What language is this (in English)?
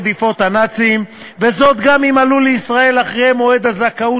Hebrew